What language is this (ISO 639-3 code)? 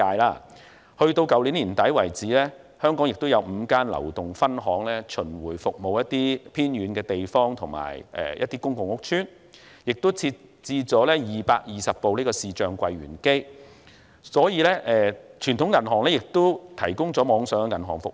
yue